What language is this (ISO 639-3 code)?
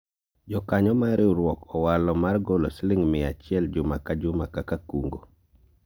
luo